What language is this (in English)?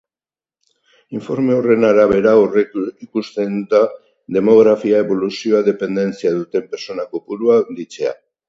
Basque